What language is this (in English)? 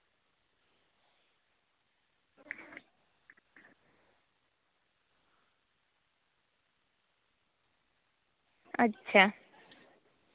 Santali